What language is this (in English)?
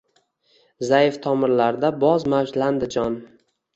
Uzbek